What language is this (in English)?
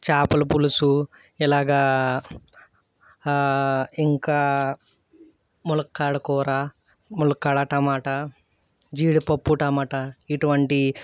Telugu